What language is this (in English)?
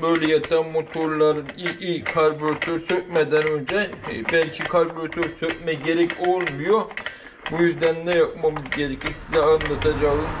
Turkish